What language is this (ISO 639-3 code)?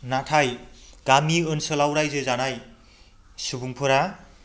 brx